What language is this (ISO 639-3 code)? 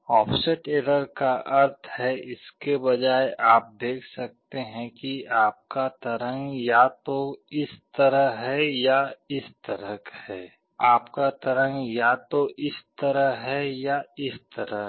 hin